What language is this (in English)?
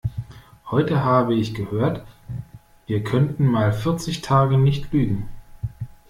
German